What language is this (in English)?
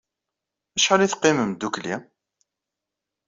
Kabyle